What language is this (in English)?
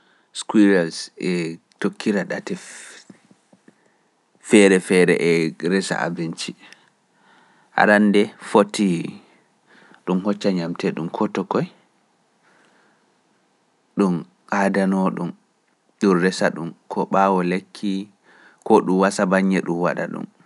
Pular